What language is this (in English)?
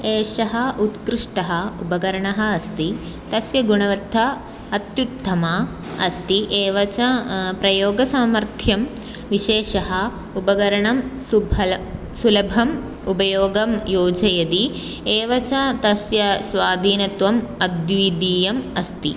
Sanskrit